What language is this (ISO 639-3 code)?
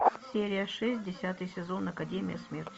rus